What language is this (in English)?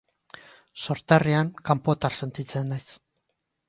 Basque